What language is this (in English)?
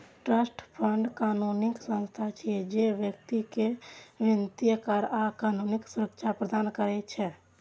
Maithili